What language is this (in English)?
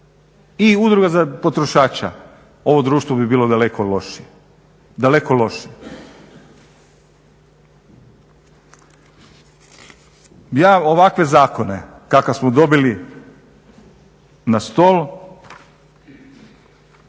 Croatian